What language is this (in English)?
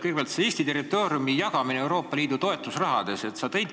Estonian